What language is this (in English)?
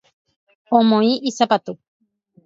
Guarani